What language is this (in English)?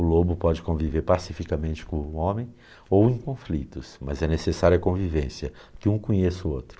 Portuguese